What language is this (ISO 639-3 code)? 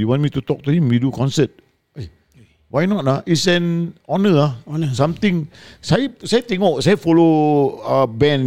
msa